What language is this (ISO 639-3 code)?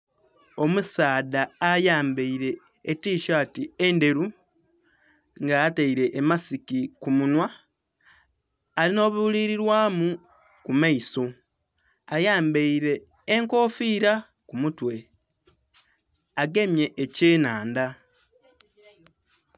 xog